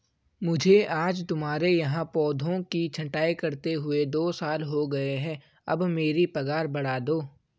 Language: Hindi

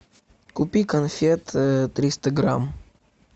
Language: Russian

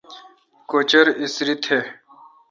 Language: Kalkoti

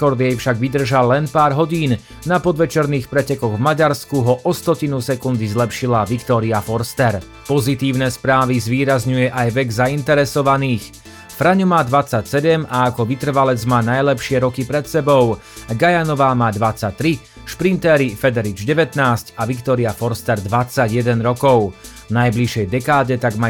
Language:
Slovak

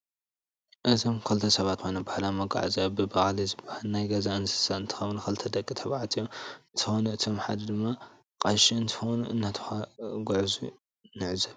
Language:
Tigrinya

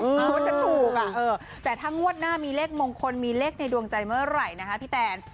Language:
Thai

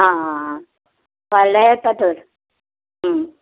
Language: Konkani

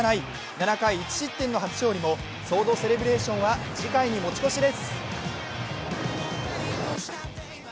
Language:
Japanese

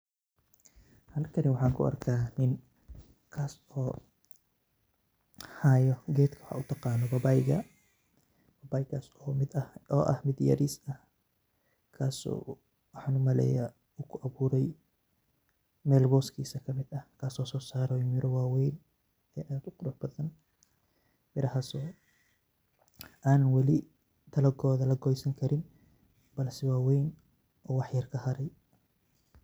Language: Somali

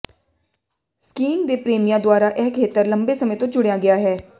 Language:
Punjabi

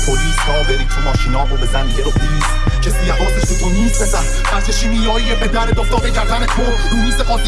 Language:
Persian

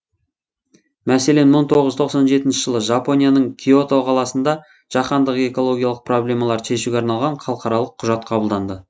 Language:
Kazakh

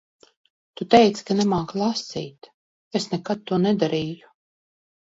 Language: Latvian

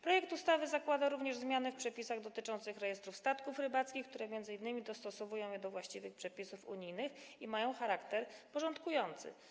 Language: Polish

